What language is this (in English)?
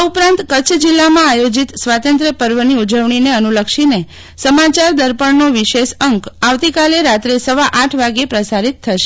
Gujarati